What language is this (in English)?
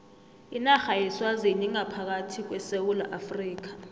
South Ndebele